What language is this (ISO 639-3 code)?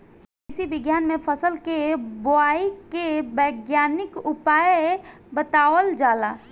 bho